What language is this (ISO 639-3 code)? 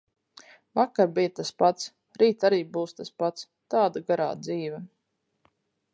lav